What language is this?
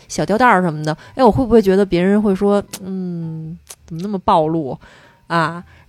Chinese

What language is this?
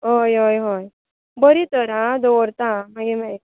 Konkani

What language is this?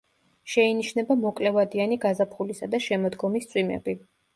Georgian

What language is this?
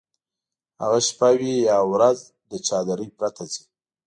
Pashto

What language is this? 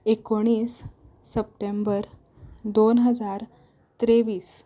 Konkani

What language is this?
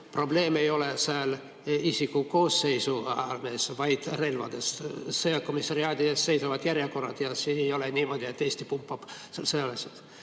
Estonian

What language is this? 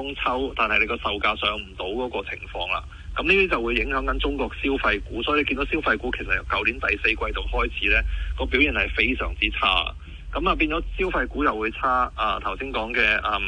Chinese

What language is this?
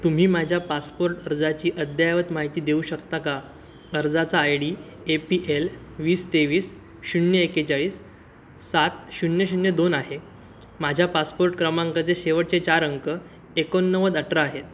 Marathi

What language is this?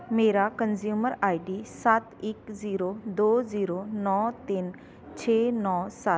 Punjabi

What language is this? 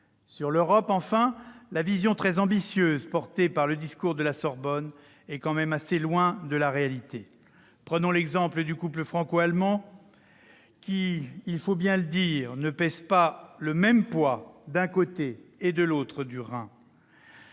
French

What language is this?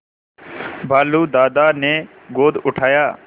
Hindi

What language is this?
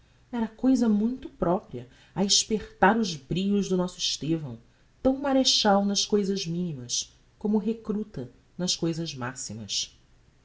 Portuguese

